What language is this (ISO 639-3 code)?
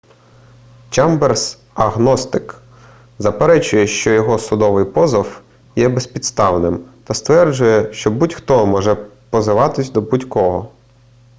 ukr